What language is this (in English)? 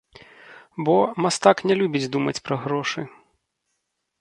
Belarusian